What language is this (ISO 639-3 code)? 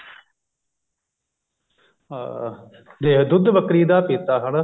pan